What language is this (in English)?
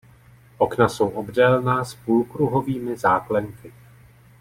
Czech